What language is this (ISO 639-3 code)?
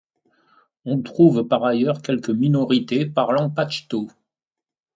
fra